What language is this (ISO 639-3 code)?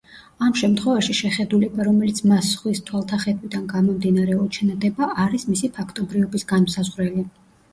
kat